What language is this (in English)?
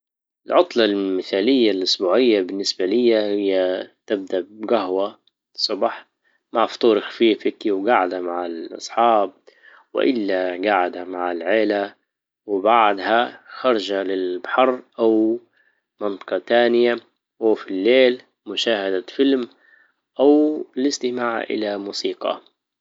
Libyan Arabic